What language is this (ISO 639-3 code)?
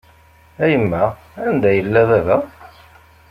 kab